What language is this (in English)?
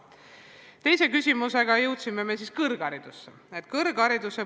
Estonian